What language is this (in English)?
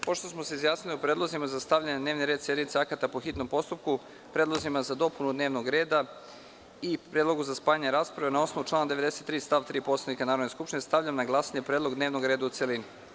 Serbian